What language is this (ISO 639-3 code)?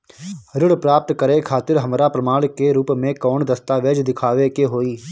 bho